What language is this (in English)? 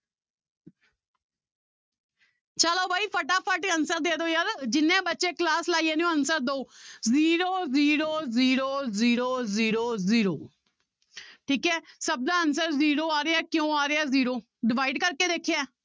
Punjabi